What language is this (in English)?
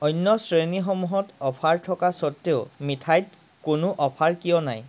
Assamese